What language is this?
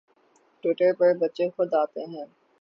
Urdu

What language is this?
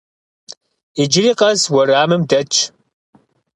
Kabardian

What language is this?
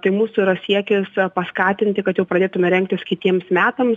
Lithuanian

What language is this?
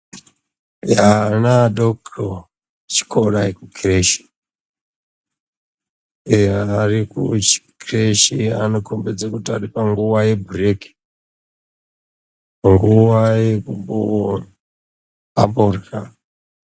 Ndau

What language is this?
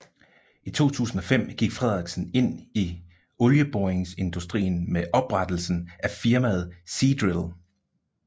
Danish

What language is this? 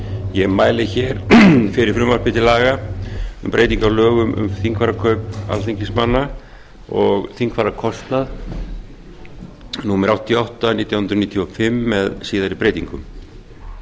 Icelandic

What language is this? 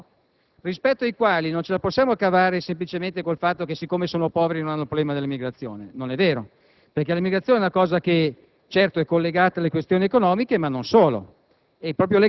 Italian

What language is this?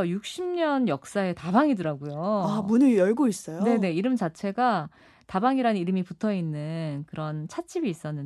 Korean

